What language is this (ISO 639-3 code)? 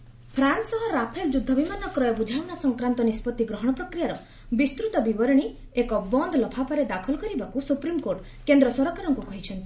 ori